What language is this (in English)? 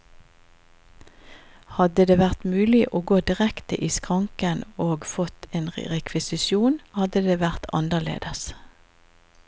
Norwegian